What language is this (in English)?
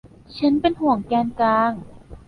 Thai